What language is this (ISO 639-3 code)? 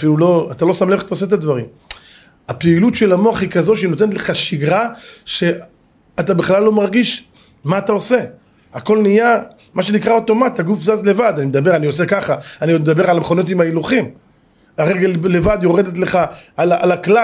heb